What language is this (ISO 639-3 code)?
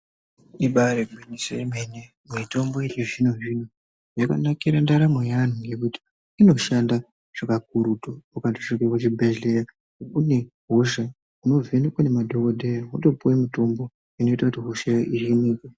ndc